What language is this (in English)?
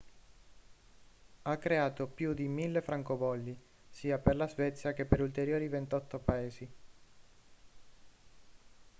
Italian